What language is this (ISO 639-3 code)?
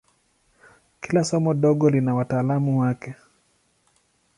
swa